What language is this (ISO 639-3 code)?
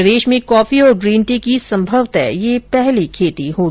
hin